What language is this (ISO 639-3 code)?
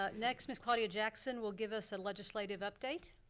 eng